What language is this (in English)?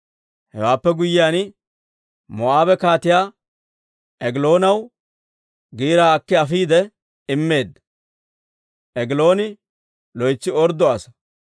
Dawro